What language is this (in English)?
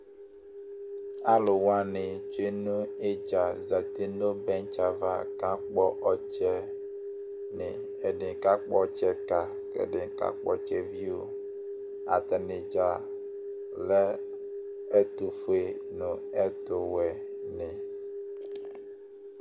Ikposo